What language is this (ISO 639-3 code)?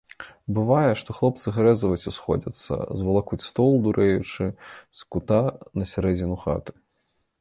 bel